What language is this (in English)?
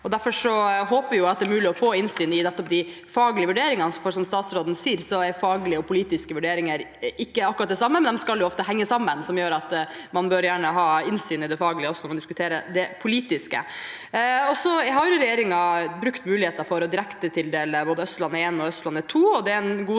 Norwegian